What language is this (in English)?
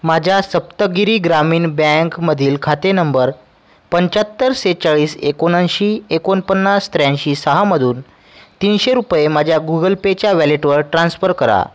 Marathi